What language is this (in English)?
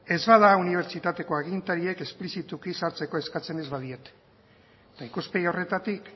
Basque